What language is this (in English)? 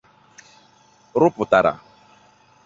Igbo